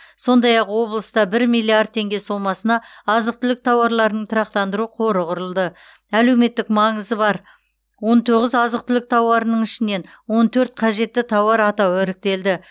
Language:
Kazakh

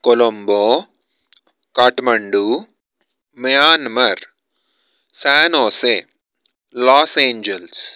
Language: Sanskrit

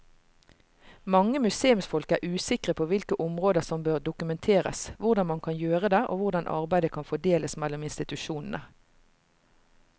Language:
Norwegian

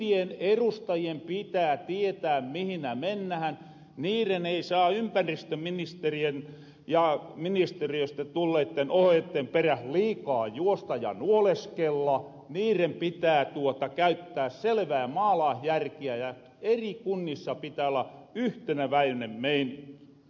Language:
Finnish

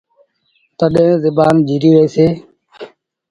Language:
Sindhi Bhil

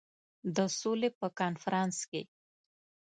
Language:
Pashto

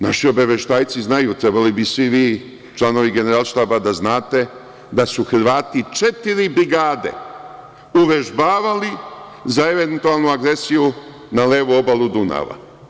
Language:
Serbian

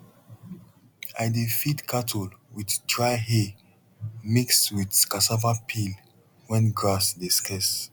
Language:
Nigerian Pidgin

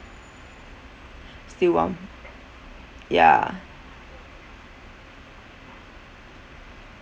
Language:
English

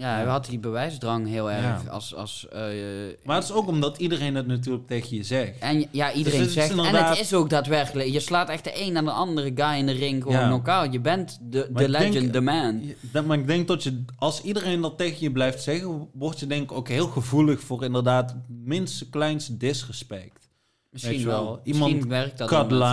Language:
Dutch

